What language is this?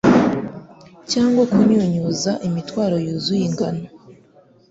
Kinyarwanda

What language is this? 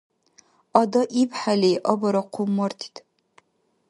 Dargwa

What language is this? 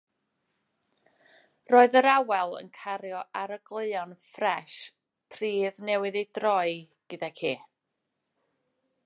Welsh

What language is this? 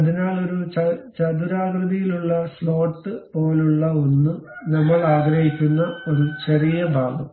Malayalam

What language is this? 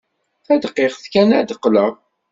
Kabyle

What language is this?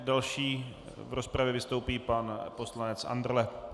Czech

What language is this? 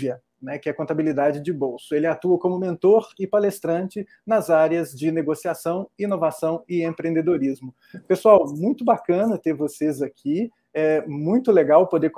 Portuguese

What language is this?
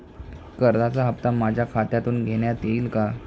Marathi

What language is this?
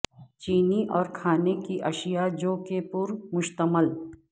Urdu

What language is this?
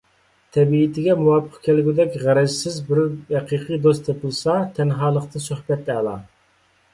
Uyghur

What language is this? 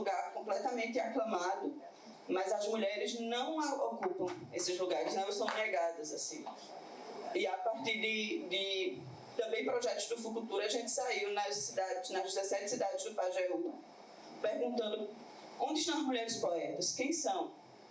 Portuguese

